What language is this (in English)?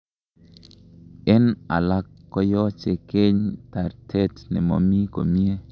Kalenjin